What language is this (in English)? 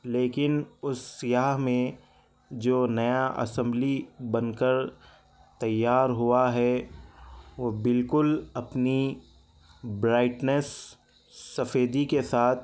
Urdu